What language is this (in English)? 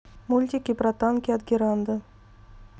Russian